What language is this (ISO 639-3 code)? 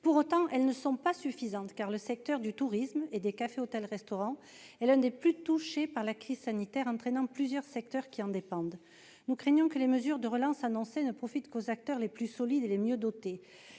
fra